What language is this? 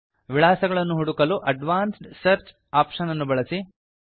Kannada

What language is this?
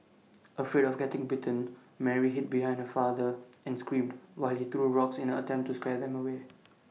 English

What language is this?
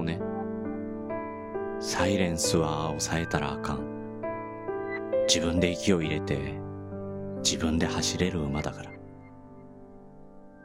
Japanese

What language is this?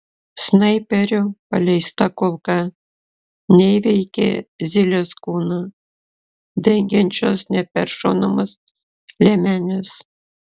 Lithuanian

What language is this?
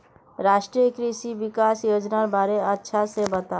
Magahi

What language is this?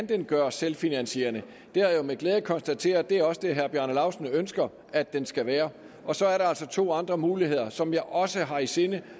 Danish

